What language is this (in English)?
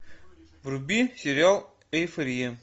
Russian